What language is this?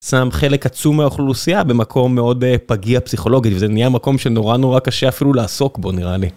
Hebrew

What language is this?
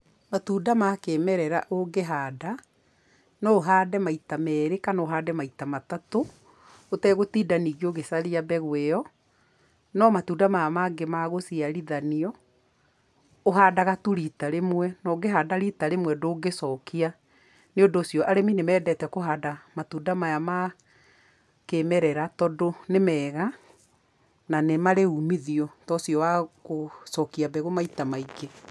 Kikuyu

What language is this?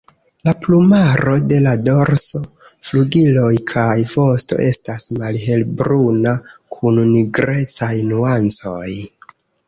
Esperanto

